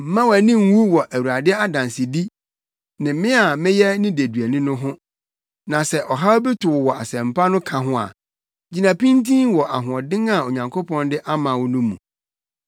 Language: Akan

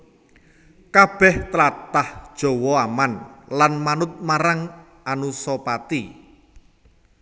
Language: Javanese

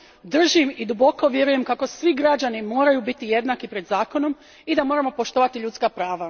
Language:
Croatian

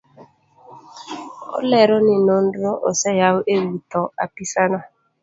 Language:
Luo (Kenya and Tanzania)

